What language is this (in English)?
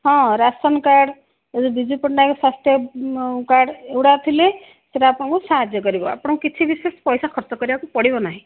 Odia